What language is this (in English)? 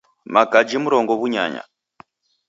Taita